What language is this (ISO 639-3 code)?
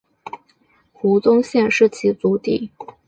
zho